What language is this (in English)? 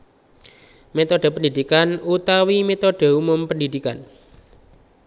Javanese